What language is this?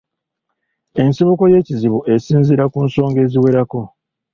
Ganda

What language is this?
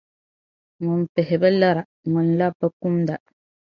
Dagbani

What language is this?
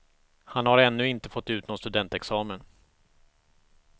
Swedish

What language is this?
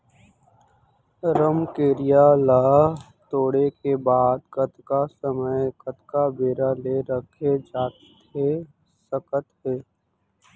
Chhattisgarhi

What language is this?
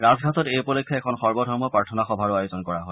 Assamese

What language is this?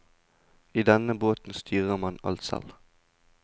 Norwegian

